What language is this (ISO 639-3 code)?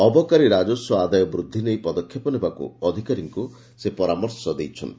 ori